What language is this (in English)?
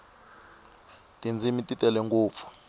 Tsonga